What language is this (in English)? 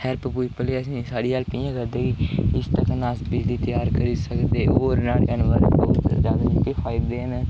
Dogri